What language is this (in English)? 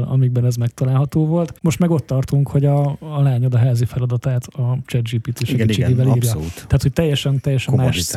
Hungarian